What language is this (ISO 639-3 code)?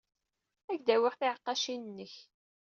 kab